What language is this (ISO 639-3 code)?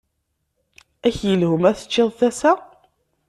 kab